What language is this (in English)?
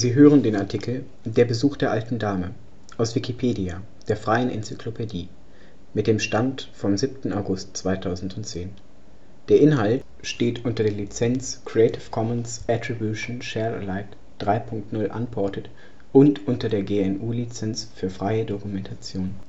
German